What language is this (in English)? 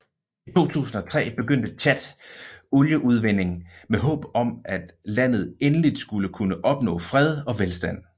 Danish